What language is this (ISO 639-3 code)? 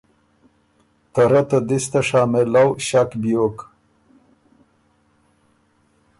oru